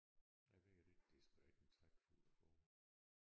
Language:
Danish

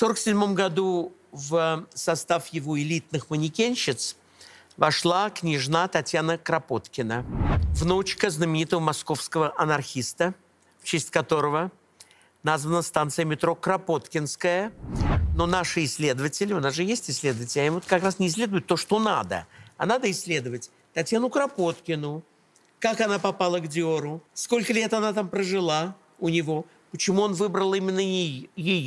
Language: Russian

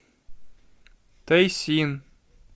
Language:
Russian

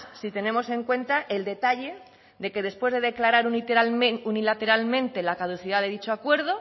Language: Spanish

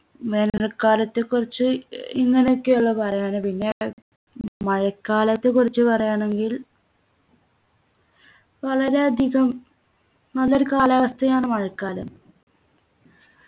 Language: Malayalam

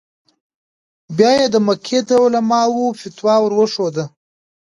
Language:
Pashto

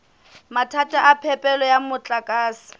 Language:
Southern Sotho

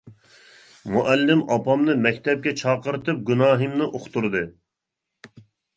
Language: Uyghur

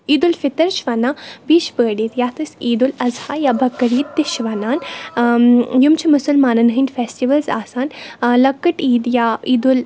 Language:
Kashmiri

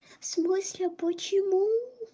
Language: Russian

